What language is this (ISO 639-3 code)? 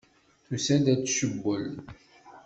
kab